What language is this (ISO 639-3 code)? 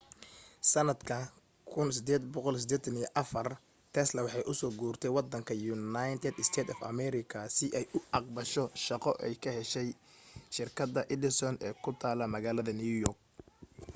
som